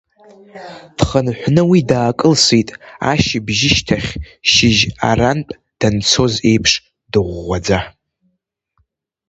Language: Abkhazian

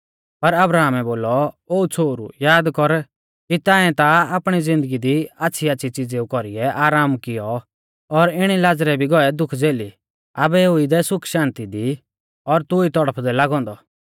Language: Mahasu Pahari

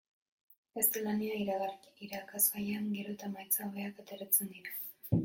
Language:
Basque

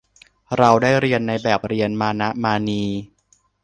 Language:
Thai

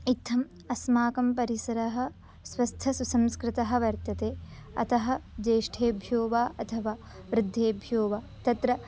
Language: Sanskrit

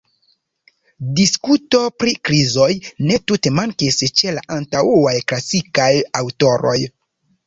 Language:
Esperanto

